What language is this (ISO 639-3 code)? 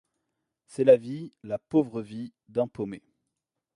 fra